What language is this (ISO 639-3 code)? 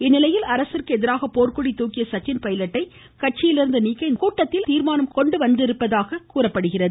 tam